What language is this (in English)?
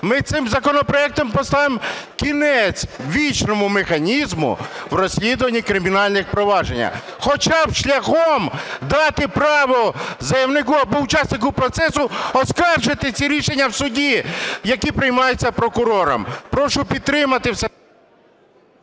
Ukrainian